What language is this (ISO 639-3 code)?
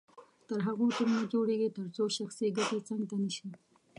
pus